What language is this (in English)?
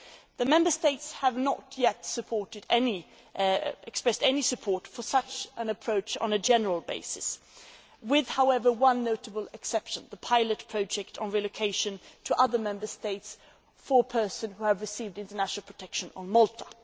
English